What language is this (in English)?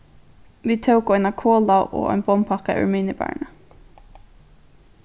Faroese